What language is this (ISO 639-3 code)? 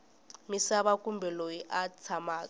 tso